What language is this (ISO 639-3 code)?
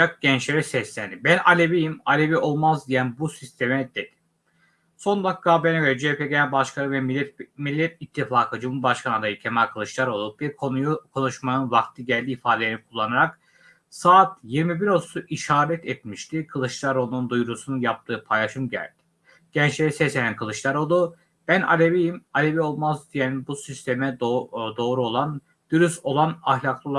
tur